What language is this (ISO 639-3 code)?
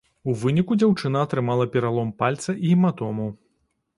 bel